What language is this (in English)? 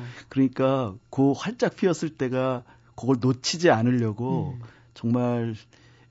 Korean